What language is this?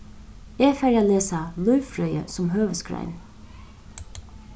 Faroese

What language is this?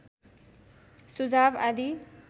Nepali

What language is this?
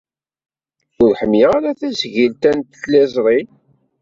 Kabyle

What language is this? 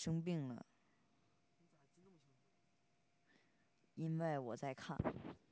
Chinese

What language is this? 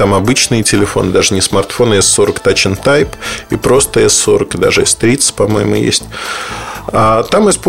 Russian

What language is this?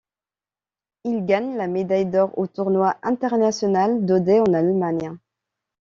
French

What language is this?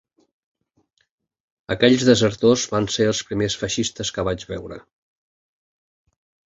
Catalan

